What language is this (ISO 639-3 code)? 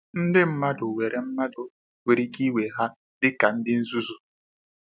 ibo